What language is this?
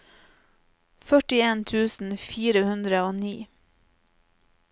Norwegian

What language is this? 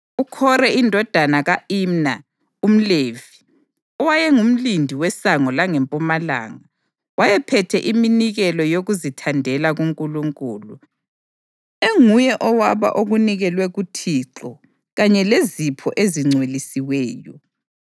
North Ndebele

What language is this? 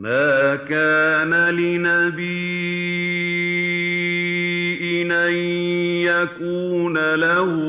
Arabic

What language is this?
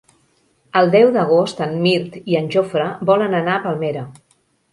Catalan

